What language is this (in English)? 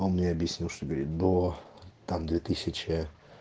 Russian